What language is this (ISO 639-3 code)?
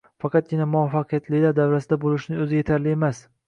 uzb